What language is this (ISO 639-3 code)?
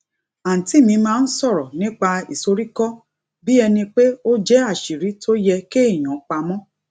yor